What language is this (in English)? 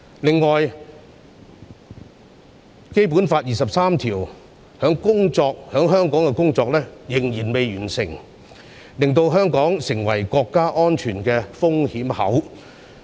Cantonese